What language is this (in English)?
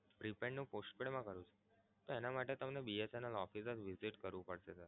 Gujarati